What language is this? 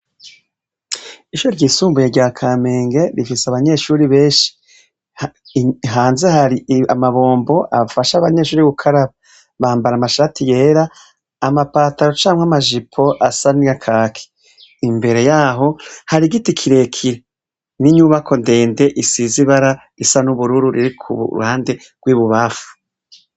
Rundi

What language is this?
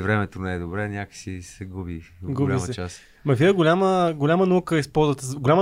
Bulgarian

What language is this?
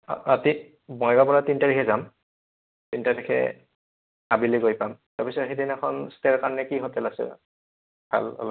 Assamese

